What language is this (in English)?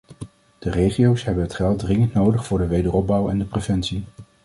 Dutch